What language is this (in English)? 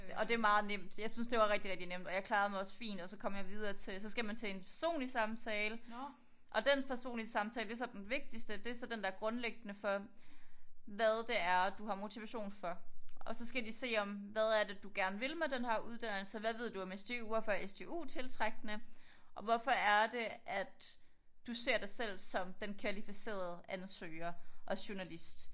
Danish